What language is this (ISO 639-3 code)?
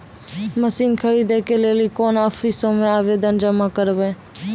mai